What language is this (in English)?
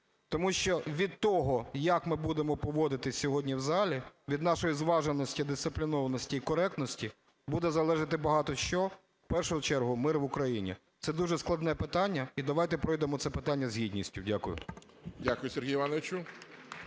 Ukrainian